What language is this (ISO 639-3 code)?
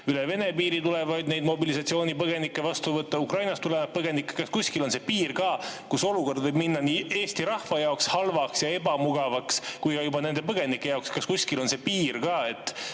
est